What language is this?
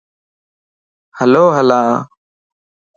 Lasi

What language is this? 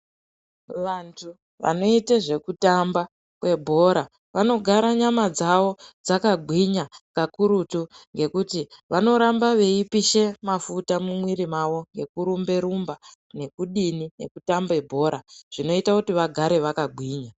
Ndau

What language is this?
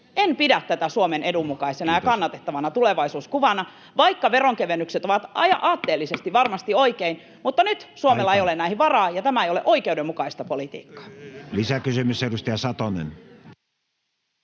Finnish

